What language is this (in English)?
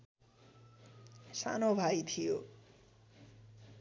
Nepali